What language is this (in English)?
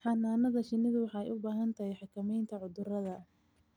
Somali